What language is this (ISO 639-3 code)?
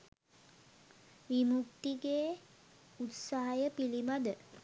sin